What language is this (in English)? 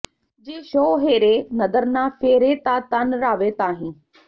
Punjabi